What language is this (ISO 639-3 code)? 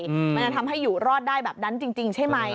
tha